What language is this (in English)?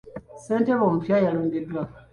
Ganda